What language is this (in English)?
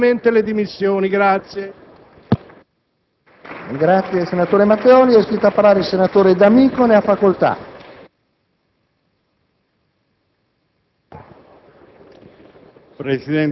Italian